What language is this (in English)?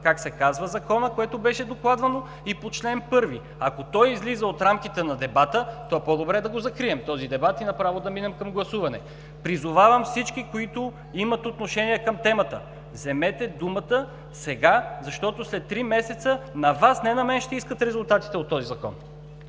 Bulgarian